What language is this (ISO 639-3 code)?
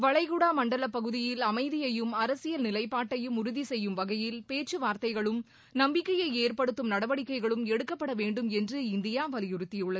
tam